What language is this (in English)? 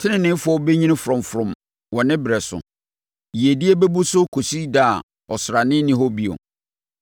Akan